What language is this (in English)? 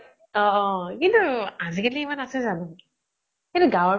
Assamese